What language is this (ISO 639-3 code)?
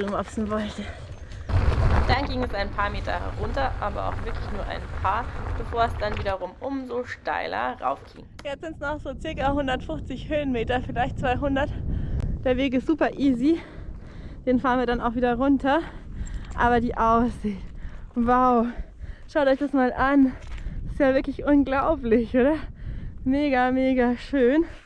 deu